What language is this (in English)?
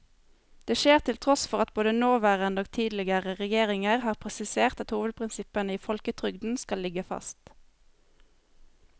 Norwegian